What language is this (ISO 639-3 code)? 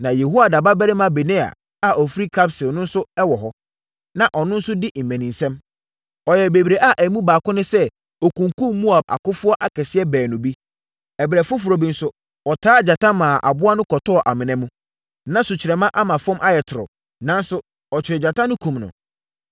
aka